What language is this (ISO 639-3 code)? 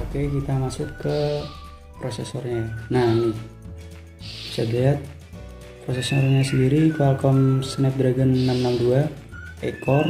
ind